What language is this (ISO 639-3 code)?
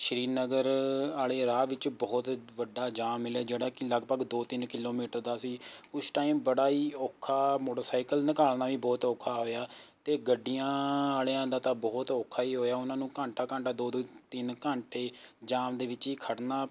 pan